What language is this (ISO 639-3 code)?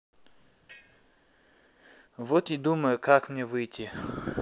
rus